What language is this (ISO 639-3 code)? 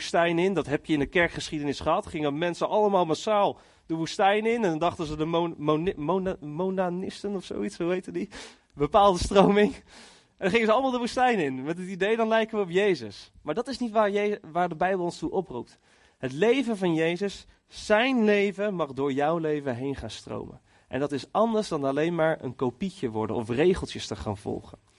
nld